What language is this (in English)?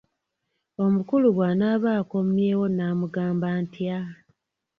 Ganda